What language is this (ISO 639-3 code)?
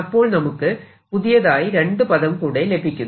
mal